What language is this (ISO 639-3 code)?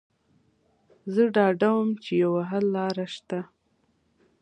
pus